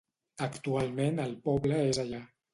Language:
Catalan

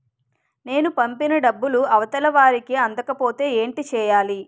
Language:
Telugu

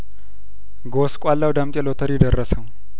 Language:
Amharic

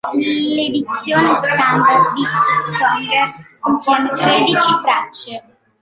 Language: Italian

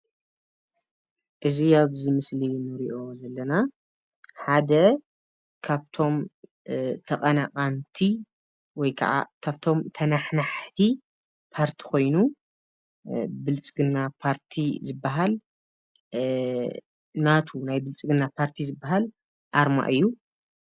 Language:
Tigrinya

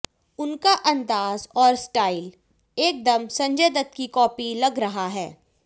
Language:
Hindi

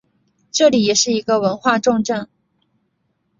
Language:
Chinese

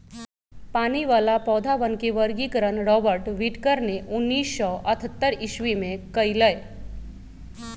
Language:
Magahi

